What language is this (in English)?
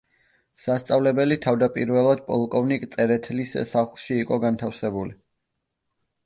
Georgian